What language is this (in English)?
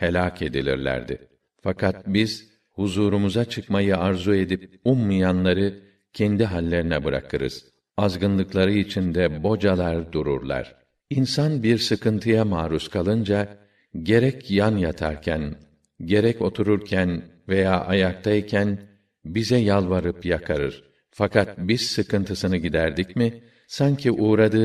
Turkish